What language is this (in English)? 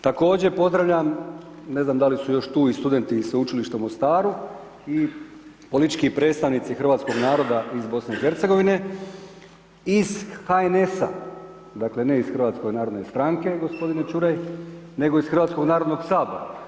Croatian